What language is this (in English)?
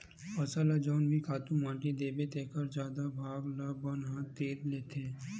Chhattisgarhi